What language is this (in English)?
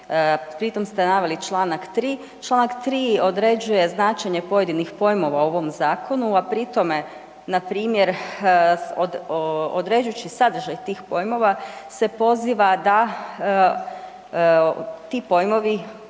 Croatian